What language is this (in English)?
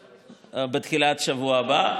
Hebrew